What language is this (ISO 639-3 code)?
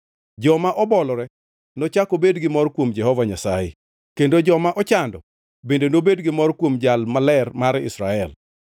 luo